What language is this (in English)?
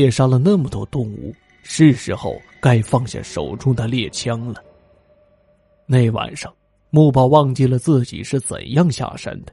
Chinese